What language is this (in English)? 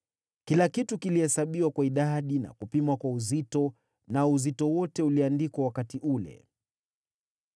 Swahili